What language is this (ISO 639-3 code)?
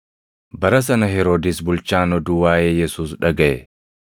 orm